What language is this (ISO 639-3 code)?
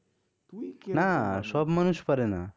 ben